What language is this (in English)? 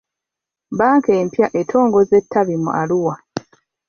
Ganda